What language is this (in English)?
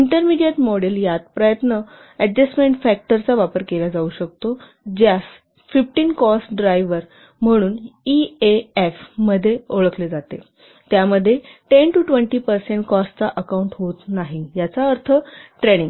Marathi